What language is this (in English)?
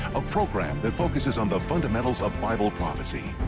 English